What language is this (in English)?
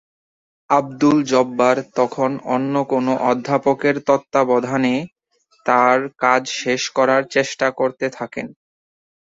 Bangla